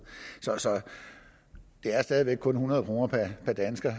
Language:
Danish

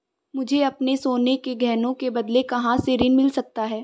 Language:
Hindi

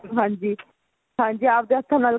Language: Punjabi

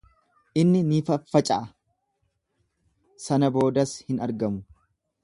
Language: Oromo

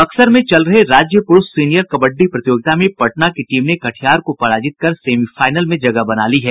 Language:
Hindi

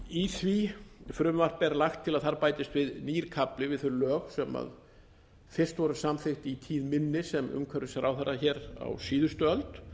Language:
Icelandic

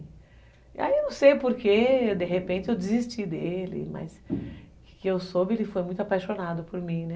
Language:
Portuguese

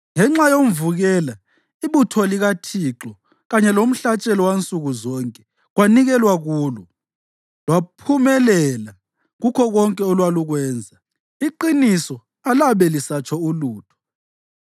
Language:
North Ndebele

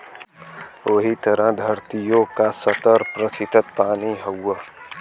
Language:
Bhojpuri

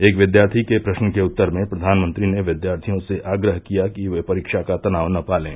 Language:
Hindi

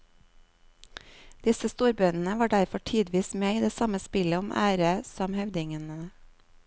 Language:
Norwegian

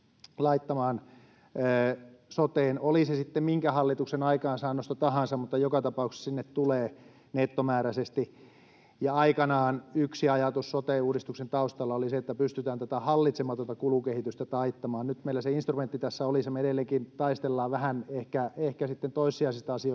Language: Finnish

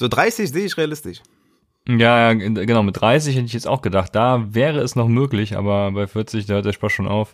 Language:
German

